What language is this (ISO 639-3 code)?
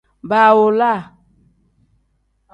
kdh